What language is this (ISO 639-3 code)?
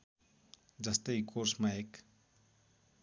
nep